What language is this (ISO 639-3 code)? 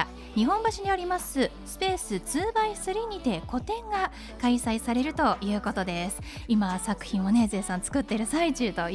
jpn